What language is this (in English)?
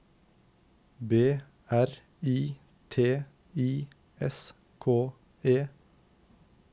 Norwegian